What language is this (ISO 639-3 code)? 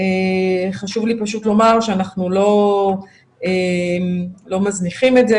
heb